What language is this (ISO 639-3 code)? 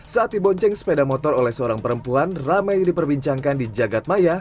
ind